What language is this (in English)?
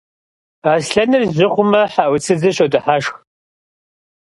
Kabardian